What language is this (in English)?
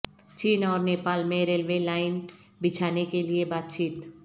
Urdu